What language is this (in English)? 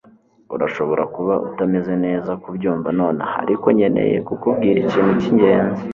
Kinyarwanda